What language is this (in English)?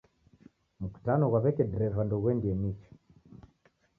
Taita